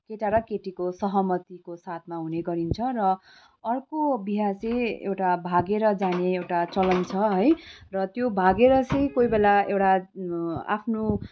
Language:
Nepali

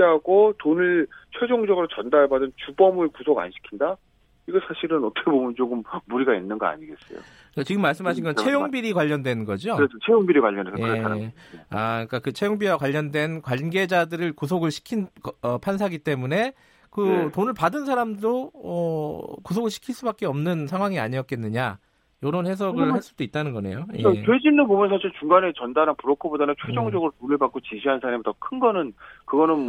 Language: Korean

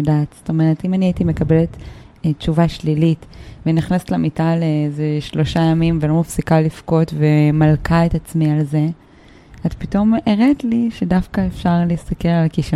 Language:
Hebrew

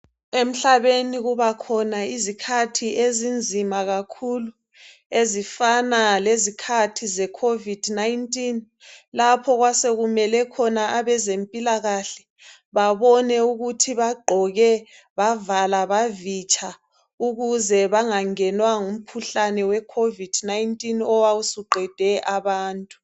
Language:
North Ndebele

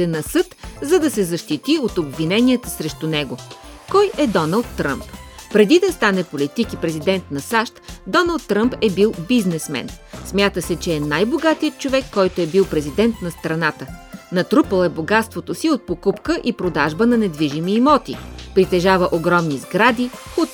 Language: Bulgarian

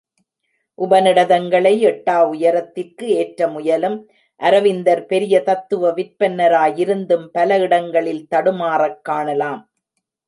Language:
Tamil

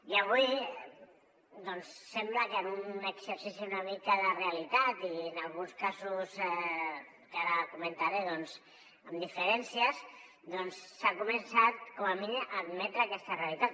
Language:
Catalan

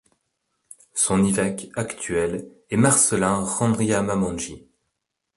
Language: French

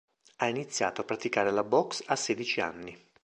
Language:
Italian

